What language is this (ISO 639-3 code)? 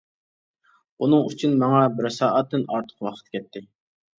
uig